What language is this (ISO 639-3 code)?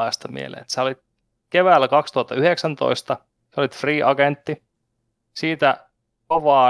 fin